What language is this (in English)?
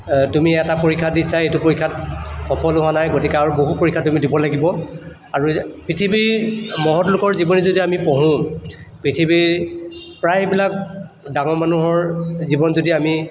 Assamese